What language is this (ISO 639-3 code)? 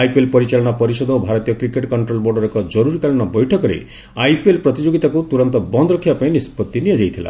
ori